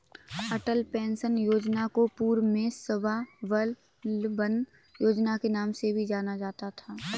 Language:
Hindi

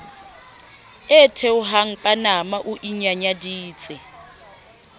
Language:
Southern Sotho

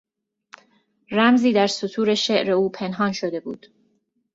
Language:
Persian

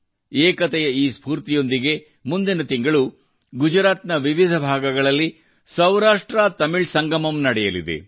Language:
Kannada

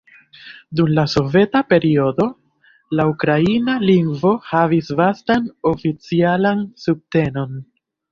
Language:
Esperanto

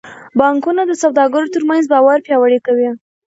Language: Pashto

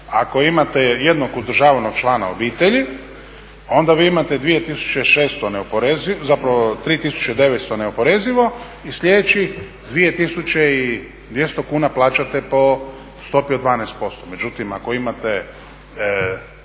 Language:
Croatian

